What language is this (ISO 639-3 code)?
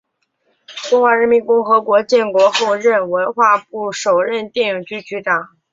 zho